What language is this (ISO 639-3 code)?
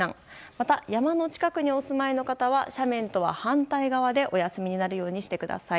jpn